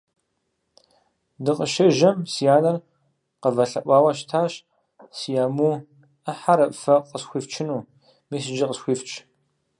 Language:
Kabardian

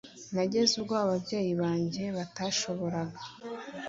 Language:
Kinyarwanda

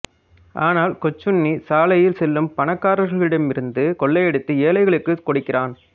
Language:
Tamil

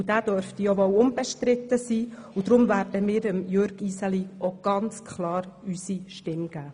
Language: Swiss German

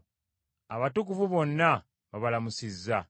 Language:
Ganda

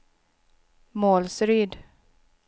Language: Swedish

